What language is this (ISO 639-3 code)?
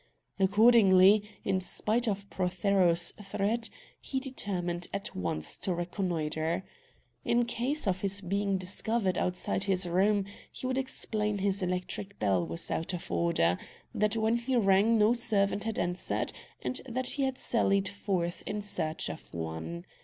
eng